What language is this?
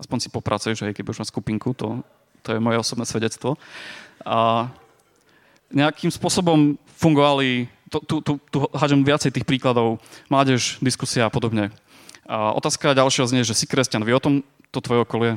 Slovak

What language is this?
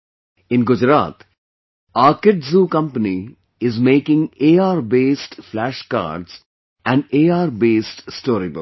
English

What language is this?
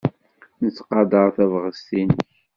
Kabyle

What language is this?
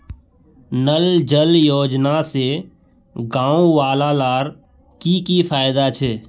Magahi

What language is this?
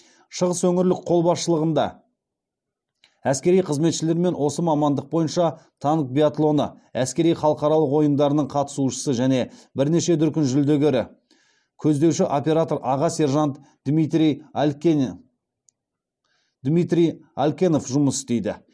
Kazakh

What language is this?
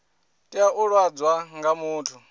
Venda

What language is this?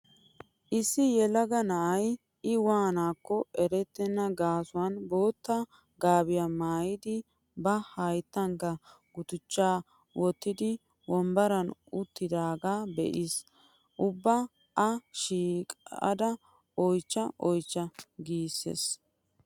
Wolaytta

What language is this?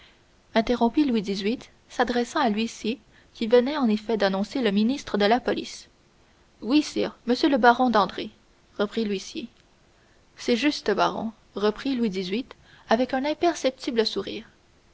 French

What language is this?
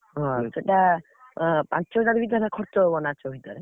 Odia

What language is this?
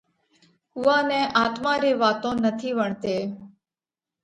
Parkari Koli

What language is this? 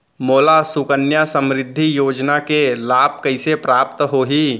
Chhattisgarhi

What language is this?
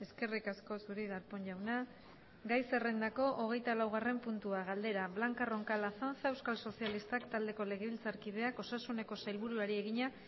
Basque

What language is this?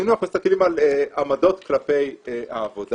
Hebrew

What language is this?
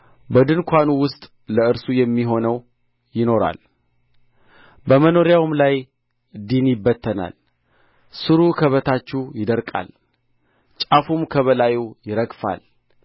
Amharic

